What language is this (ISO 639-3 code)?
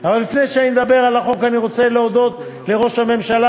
heb